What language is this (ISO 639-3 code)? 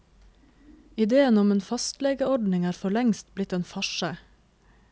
nor